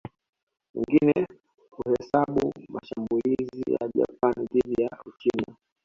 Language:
Swahili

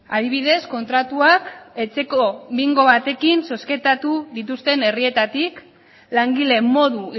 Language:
Basque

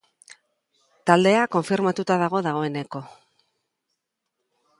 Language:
Basque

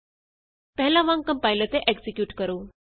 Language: Punjabi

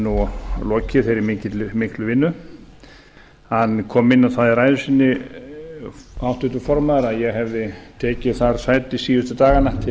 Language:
Icelandic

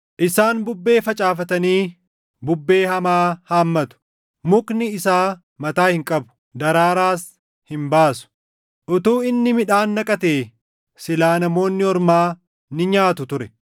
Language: Oromo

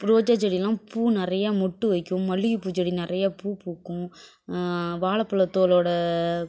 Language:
Tamil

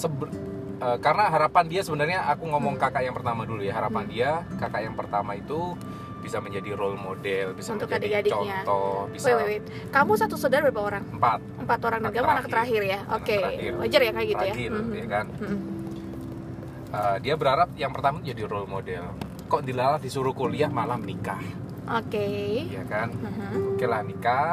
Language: Indonesian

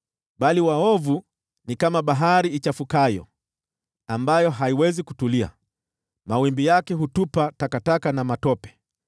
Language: Swahili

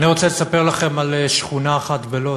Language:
Hebrew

